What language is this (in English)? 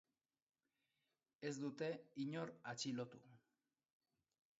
Basque